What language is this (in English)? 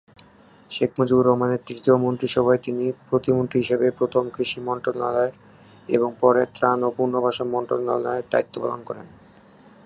Bangla